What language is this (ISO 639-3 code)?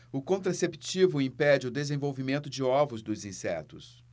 por